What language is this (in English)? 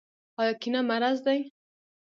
Pashto